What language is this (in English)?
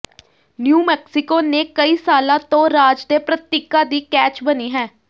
Punjabi